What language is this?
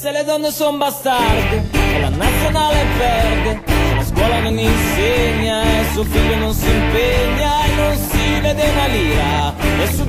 Italian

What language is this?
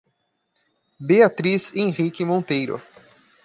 Portuguese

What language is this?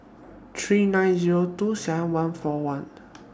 English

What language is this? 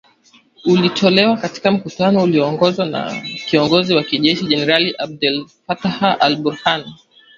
Swahili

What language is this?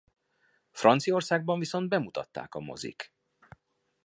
Hungarian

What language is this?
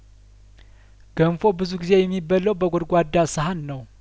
Amharic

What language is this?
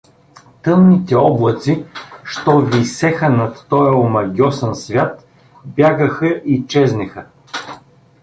Bulgarian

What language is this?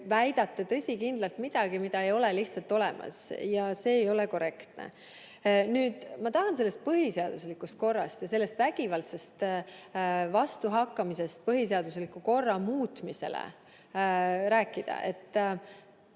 Estonian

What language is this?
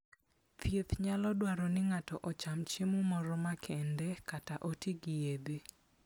Luo (Kenya and Tanzania)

